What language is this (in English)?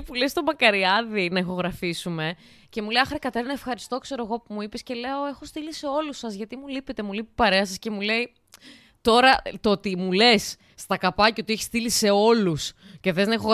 Greek